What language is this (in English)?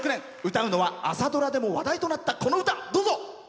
Japanese